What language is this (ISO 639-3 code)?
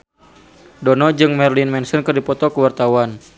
sun